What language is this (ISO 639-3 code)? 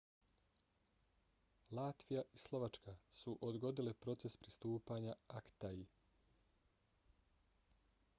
bos